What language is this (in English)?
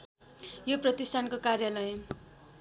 Nepali